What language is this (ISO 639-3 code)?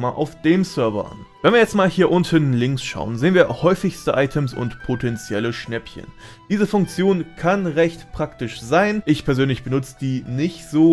deu